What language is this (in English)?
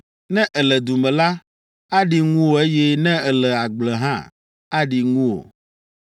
Ewe